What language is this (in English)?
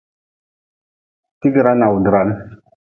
Nawdm